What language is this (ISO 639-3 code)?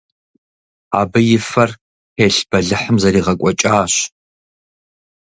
kbd